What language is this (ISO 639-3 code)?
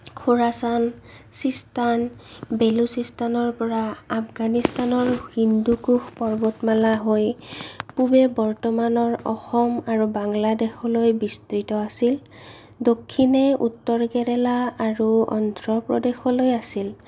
asm